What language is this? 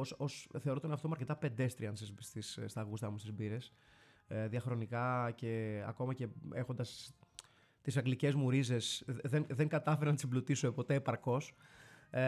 Greek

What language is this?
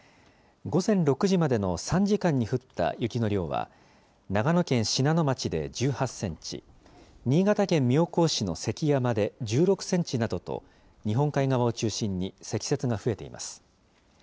Japanese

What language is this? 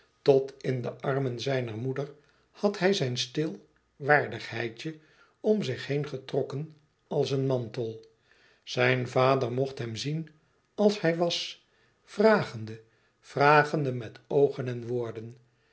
Dutch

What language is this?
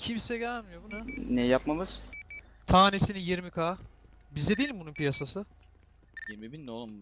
Turkish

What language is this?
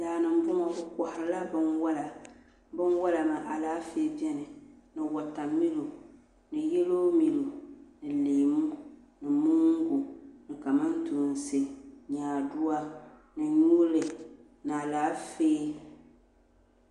Dagbani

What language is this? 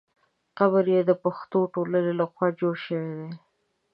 Pashto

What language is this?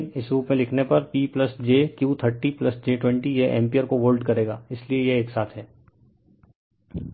Hindi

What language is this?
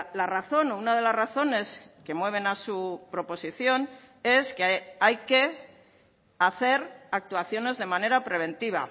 Spanish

